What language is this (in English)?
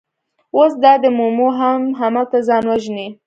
Pashto